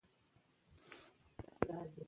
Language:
Pashto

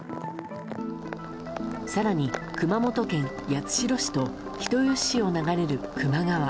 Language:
Japanese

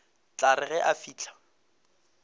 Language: Northern Sotho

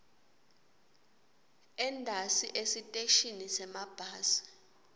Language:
Swati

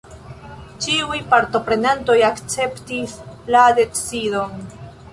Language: Esperanto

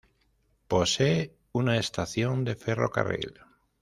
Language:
Spanish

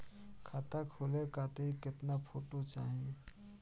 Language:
Bhojpuri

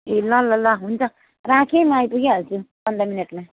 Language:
Nepali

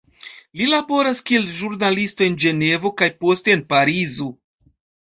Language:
Esperanto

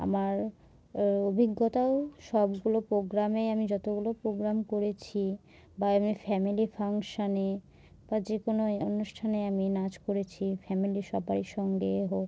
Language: Bangla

